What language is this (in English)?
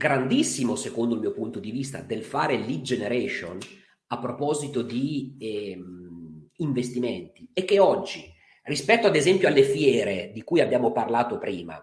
Italian